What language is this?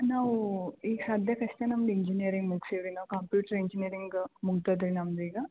Kannada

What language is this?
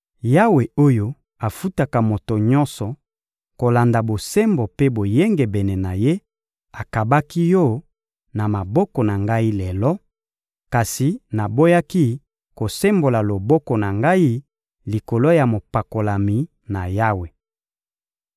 Lingala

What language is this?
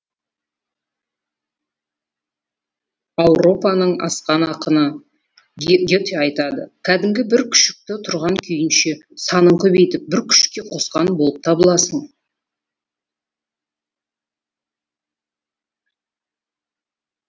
Kazakh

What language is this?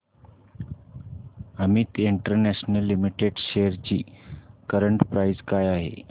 Marathi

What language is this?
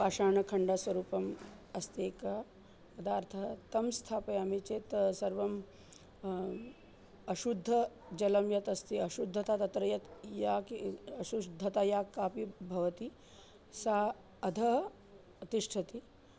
Sanskrit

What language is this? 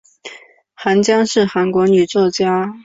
Chinese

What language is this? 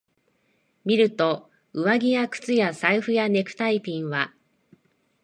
Japanese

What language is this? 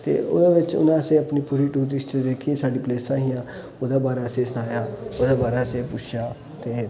Dogri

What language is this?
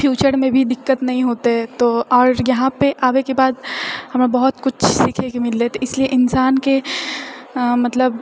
Maithili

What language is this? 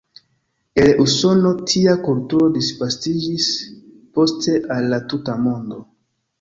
Esperanto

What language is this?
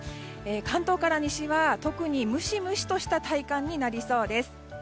Japanese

